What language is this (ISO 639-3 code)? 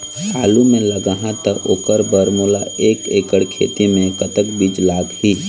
hne